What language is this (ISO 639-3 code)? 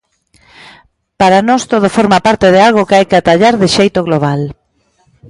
glg